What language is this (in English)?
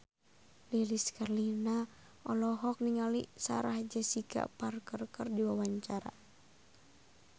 Sundanese